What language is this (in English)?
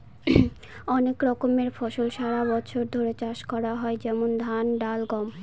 Bangla